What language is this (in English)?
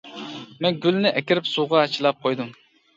Uyghur